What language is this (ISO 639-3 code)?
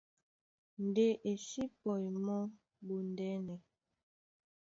dua